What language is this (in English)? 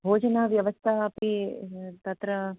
Sanskrit